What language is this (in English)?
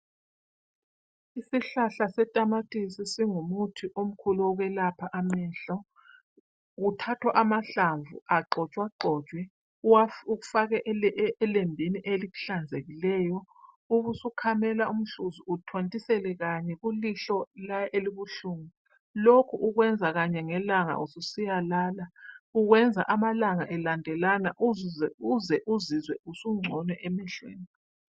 North Ndebele